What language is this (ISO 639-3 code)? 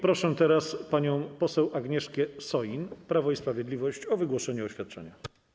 pol